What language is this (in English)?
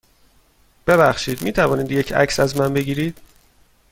Persian